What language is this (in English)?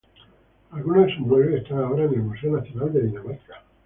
Spanish